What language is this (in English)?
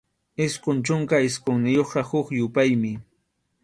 Arequipa-La Unión Quechua